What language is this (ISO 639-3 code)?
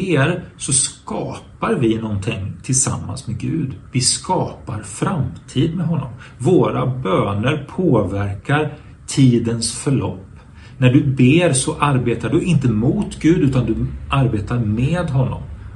swe